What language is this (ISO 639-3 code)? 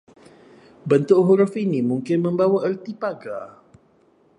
msa